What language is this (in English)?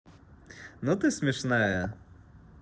Russian